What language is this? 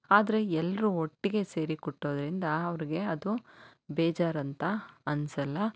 Kannada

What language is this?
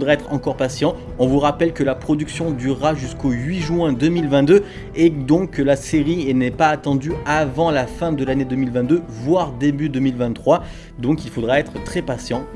French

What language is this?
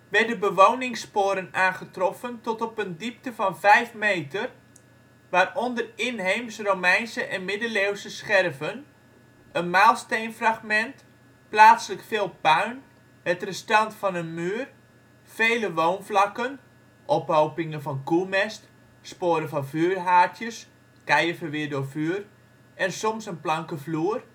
Dutch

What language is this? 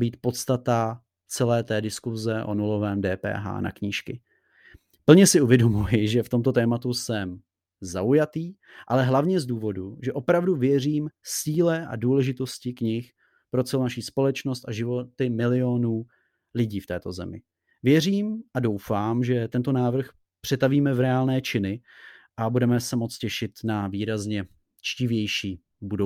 Czech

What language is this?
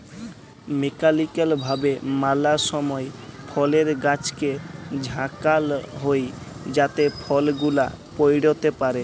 Bangla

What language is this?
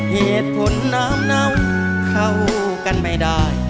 Thai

